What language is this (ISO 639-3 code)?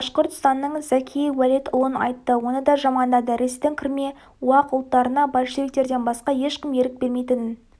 kaz